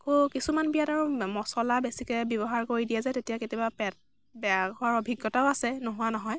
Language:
Assamese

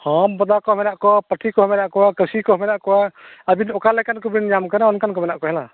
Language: Santali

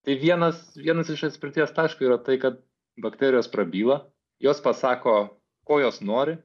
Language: Lithuanian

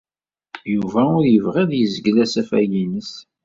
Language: Kabyle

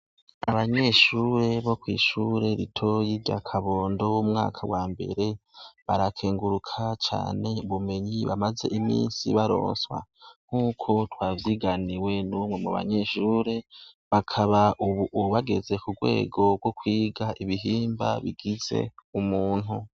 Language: Rundi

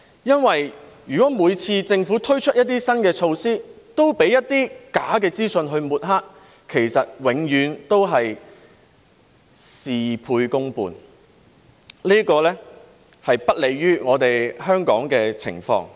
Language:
Cantonese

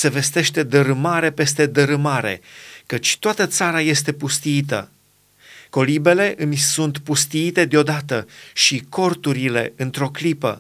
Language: Romanian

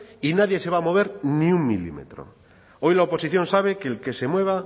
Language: Spanish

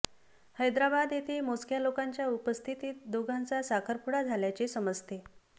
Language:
Marathi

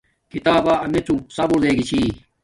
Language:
Domaaki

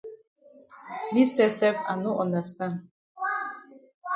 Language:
Cameroon Pidgin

